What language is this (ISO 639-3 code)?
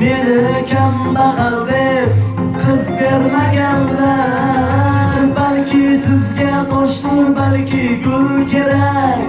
tur